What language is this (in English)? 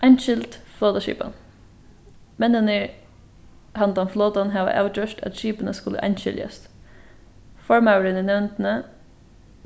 Faroese